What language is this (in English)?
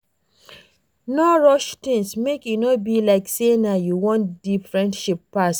Nigerian Pidgin